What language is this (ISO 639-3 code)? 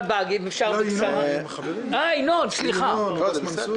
heb